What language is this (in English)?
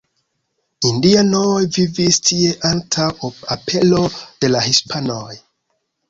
Esperanto